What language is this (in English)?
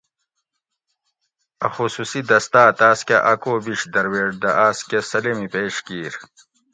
Gawri